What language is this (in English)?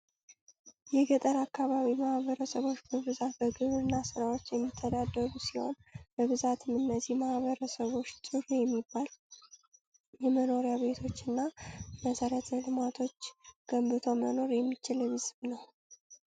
Amharic